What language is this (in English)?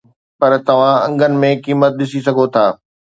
Sindhi